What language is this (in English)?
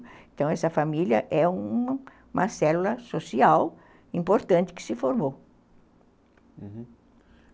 Portuguese